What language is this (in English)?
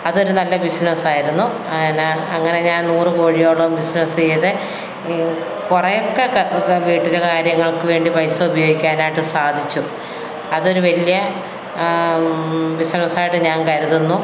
Malayalam